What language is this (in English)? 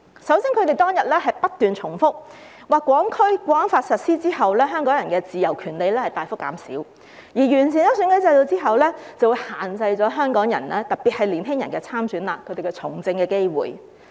Cantonese